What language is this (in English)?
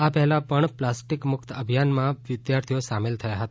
Gujarati